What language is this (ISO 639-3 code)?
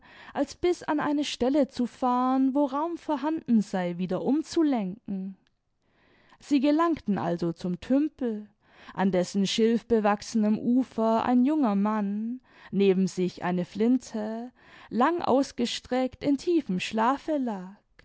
deu